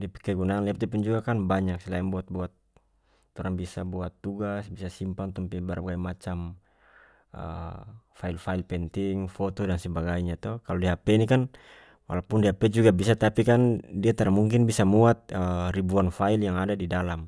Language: North Moluccan Malay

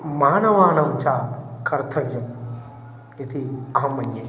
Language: Sanskrit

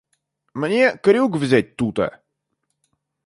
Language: Russian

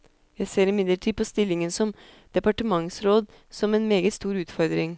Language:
Norwegian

